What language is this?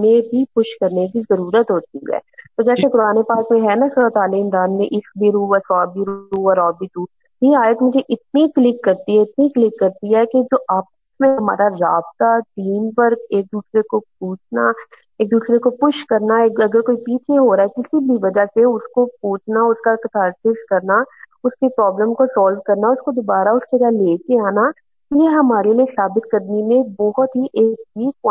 Urdu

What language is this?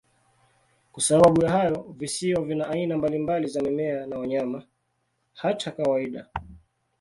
Swahili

